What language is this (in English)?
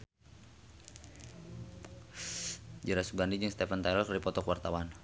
Sundanese